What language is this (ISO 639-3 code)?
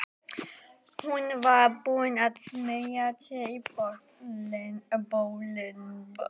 isl